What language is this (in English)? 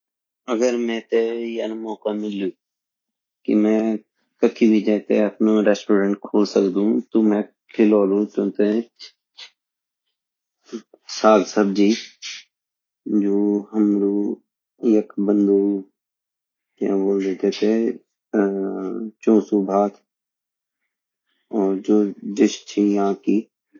Garhwali